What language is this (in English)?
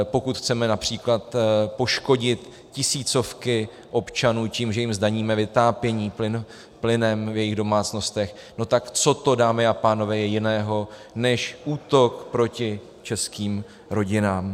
Czech